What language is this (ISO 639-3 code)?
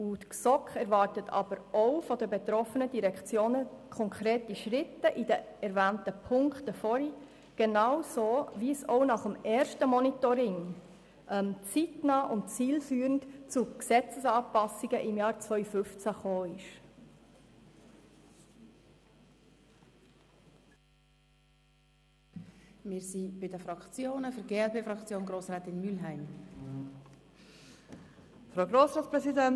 gsw